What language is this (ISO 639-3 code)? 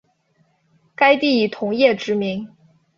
zho